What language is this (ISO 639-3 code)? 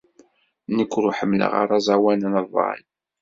kab